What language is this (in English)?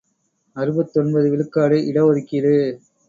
Tamil